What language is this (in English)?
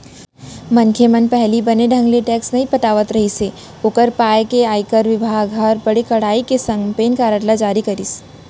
Chhattisgarhi